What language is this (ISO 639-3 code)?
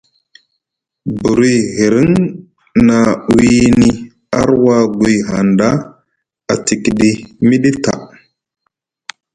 mug